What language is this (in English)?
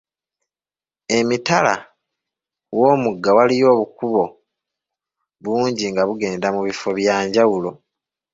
Ganda